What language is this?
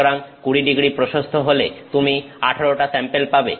Bangla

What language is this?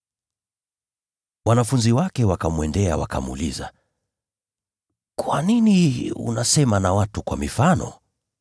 Swahili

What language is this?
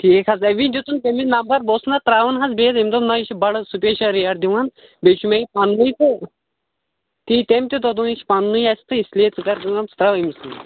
Kashmiri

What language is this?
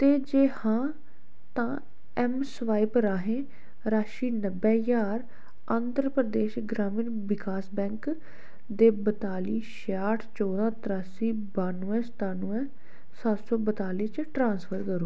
Dogri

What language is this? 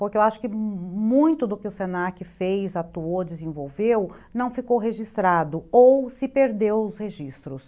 Portuguese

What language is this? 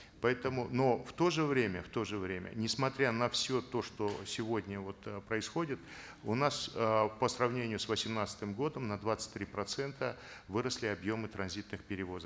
Kazakh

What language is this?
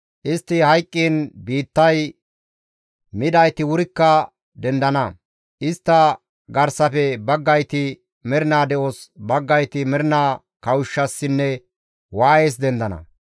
Gamo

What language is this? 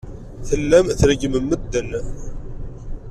Kabyle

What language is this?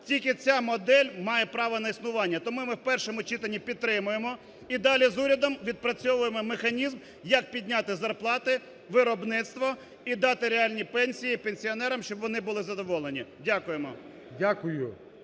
Ukrainian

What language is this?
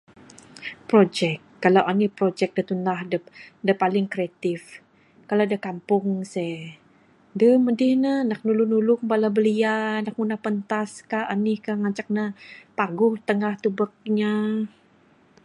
Bukar-Sadung Bidayuh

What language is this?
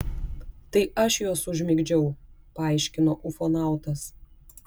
Lithuanian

